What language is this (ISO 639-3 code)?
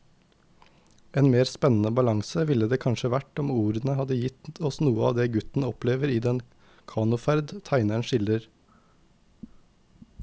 nor